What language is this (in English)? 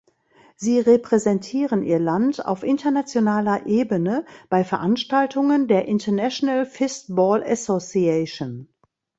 German